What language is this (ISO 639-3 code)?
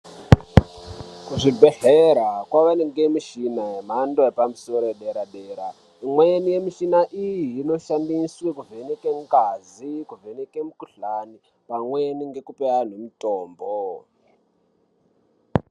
ndc